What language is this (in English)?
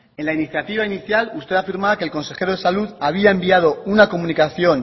Spanish